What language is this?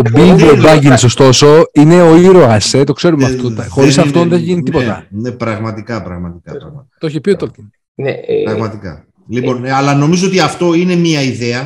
Greek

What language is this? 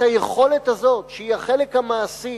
Hebrew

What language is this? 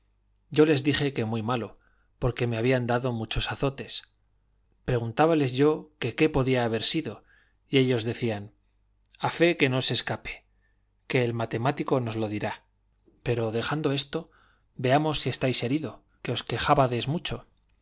Spanish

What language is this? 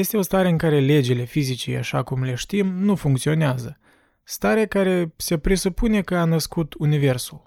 Romanian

